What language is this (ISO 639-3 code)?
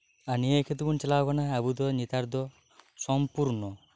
sat